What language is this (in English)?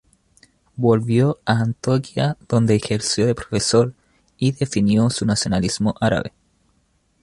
Spanish